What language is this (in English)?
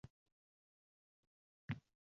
Uzbek